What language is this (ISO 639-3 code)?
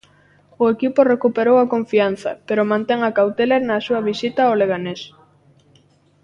glg